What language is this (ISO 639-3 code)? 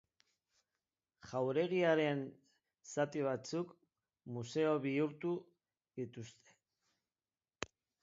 eus